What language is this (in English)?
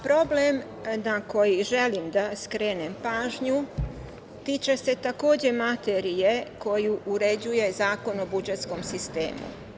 Serbian